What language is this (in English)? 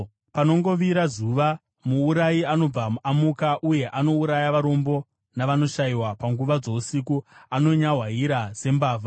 Shona